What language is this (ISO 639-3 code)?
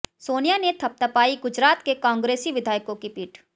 hin